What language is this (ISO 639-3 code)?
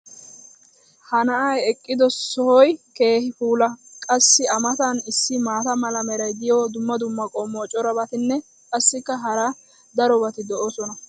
wal